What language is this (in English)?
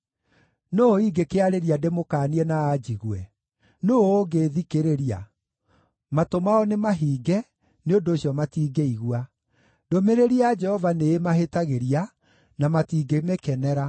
Kikuyu